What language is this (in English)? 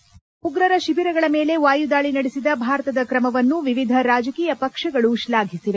Kannada